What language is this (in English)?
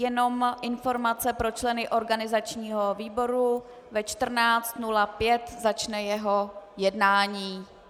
Czech